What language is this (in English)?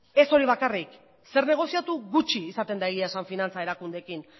Basque